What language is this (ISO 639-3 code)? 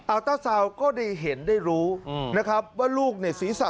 tha